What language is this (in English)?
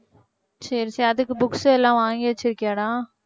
Tamil